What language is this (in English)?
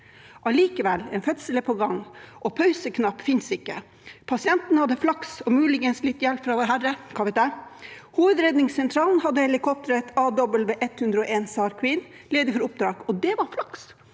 Norwegian